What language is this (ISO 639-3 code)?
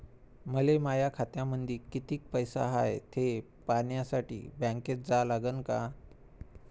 mar